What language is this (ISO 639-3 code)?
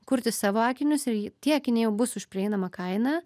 lit